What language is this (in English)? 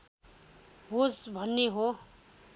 Nepali